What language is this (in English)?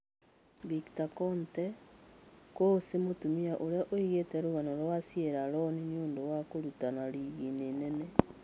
Kikuyu